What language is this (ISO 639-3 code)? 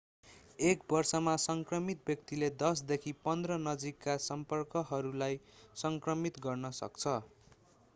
nep